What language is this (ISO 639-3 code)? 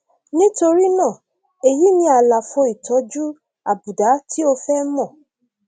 yor